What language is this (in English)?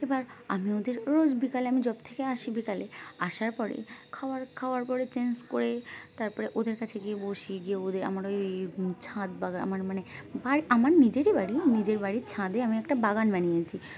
Bangla